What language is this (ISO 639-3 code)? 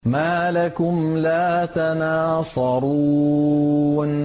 ara